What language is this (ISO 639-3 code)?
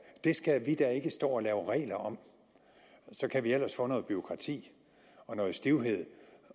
dan